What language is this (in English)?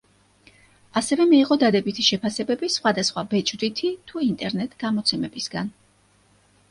Georgian